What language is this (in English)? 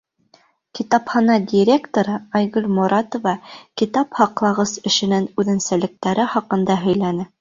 Bashkir